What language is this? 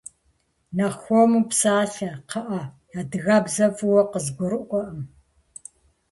Kabardian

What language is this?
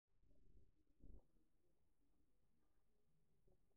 Masai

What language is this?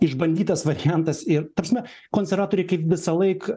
Lithuanian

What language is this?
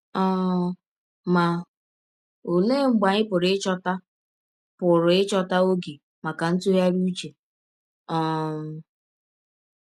Igbo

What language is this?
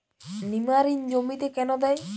Bangla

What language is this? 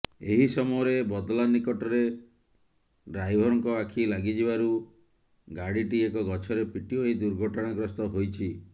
Odia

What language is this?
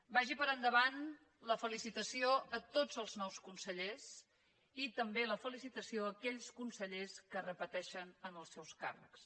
Catalan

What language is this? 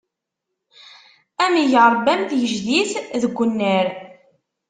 Kabyle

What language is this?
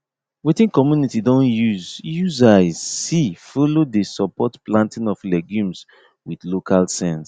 Nigerian Pidgin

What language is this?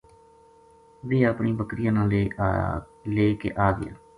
Gujari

